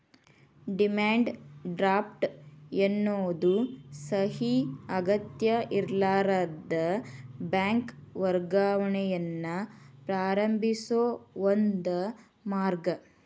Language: Kannada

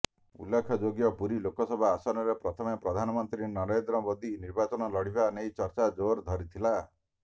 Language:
Odia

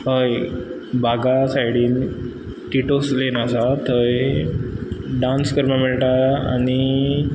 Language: Konkani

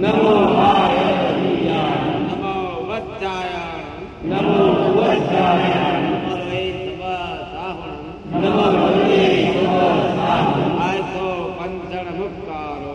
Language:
Gujarati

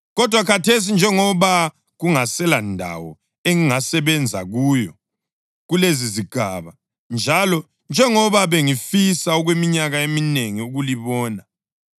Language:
North Ndebele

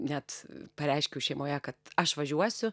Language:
Lithuanian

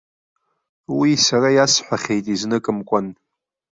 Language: Abkhazian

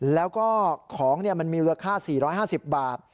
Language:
Thai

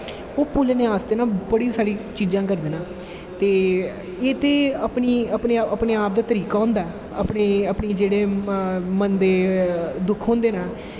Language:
Dogri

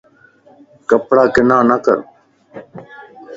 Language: Lasi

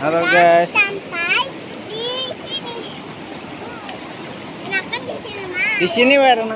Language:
Indonesian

